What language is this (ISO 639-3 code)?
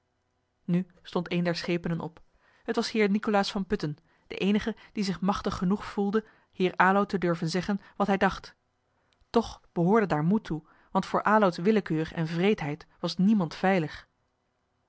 nld